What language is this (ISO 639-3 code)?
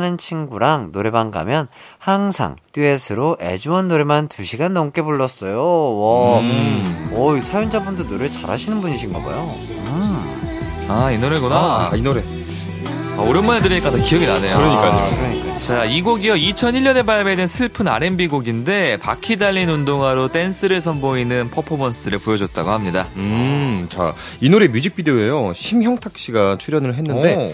kor